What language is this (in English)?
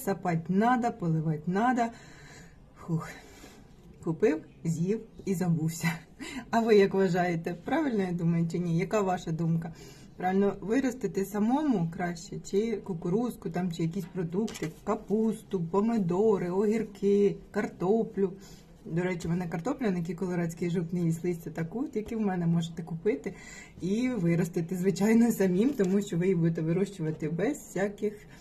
Ukrainian